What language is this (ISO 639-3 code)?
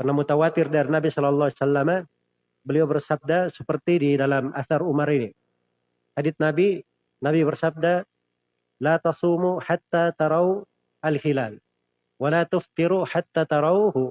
ind